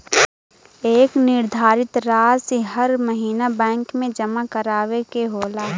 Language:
Bhojpuri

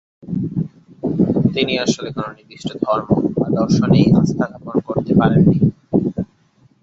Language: Bangla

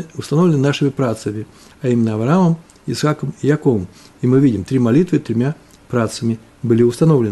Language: Russian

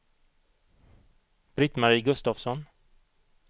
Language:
Swedish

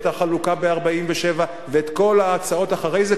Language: Hebrew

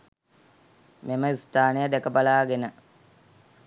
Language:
Sinhala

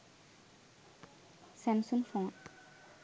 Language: Sinhala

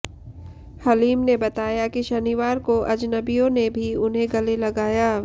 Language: Hindi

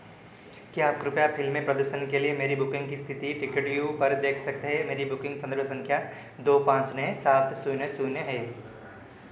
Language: Hindi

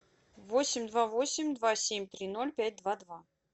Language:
Russian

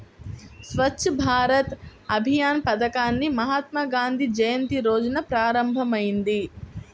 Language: Telugu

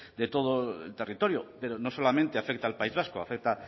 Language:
Spanish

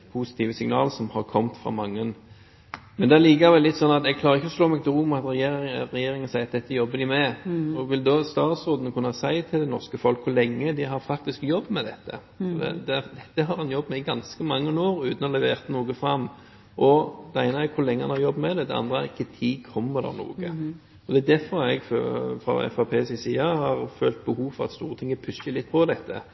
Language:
Norwegian Bokmål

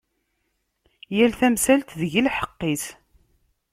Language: Kabyle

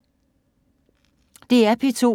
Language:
Danish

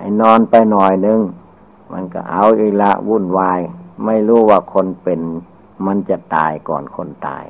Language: Thai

